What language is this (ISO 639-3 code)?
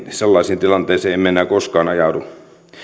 fin